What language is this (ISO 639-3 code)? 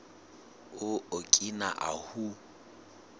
sot